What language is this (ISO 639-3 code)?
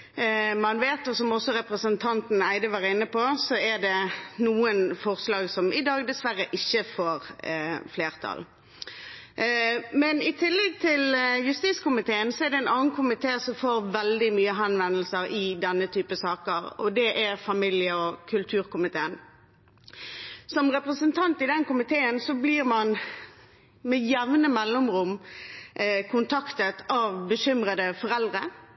nob